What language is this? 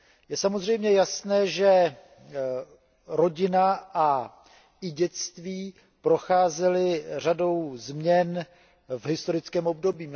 Czech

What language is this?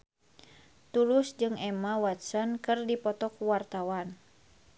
Sundanese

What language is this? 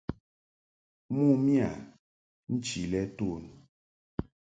Mungaka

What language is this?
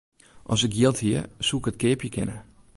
Western Frisian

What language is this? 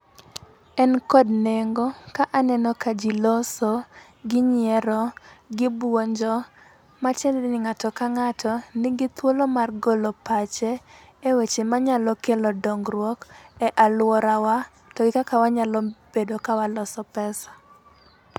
Luo (Kenya and Tanzania)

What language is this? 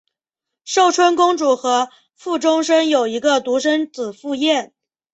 Chinese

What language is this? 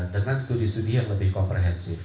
Indonesian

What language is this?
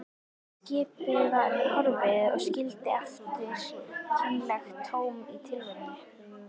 Icelandic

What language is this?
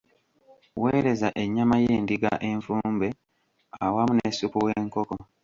Ganda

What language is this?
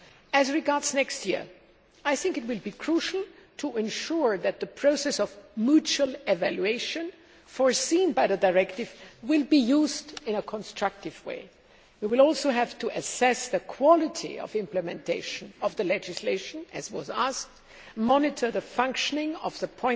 English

